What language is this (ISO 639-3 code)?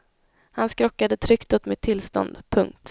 swe